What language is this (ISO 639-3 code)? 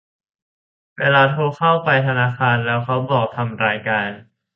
tha